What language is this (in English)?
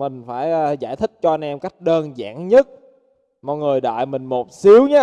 Vietnamese